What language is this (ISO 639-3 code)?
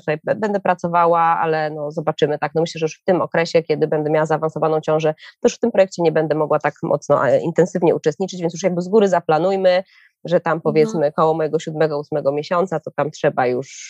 pol